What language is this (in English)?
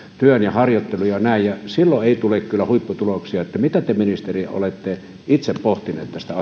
Finnish